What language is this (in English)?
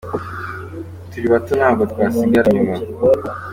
Kinyarwanda